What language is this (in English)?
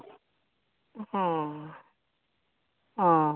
Assamese